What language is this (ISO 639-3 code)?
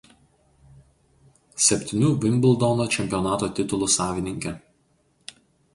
lit